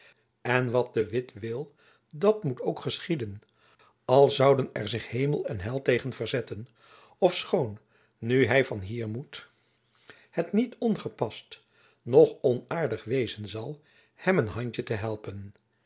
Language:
Dutch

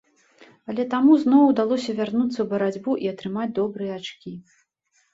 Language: Belarusian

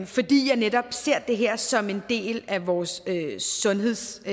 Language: Danish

